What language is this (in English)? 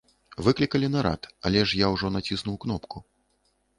Belarusian